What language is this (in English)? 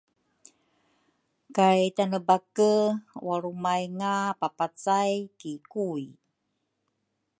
Rukai